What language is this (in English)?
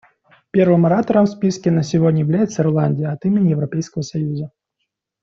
Russian